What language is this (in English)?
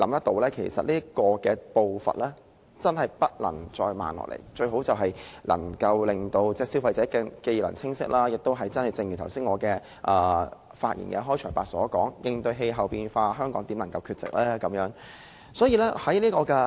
Cantonese